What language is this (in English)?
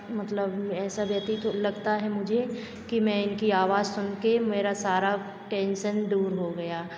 Hindi